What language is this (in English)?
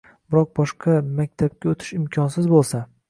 Uzbek